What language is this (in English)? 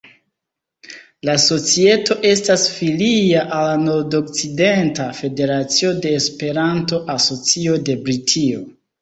Esperanto